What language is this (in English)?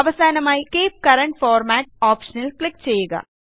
Malayalam